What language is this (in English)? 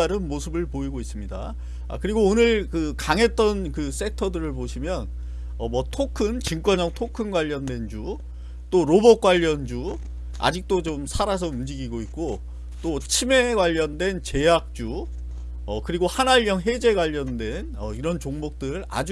Korean